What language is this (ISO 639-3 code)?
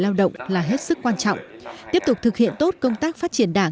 vie